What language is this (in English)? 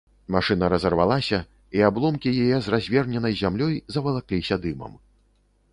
Belarusian